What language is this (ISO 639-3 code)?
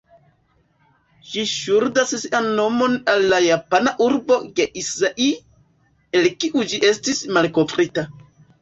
epo